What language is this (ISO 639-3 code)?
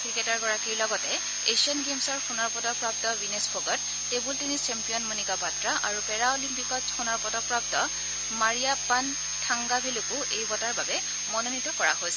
asm